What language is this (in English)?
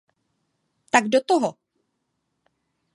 Czech